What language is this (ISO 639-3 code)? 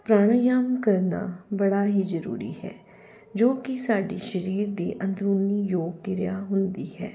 pan